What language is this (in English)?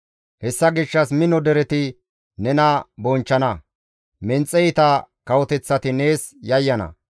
Gamo